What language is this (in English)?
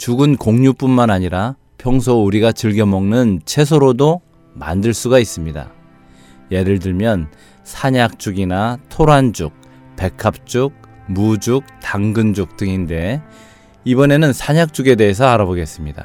Korean